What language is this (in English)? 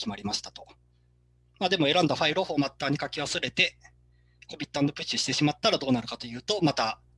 Japanese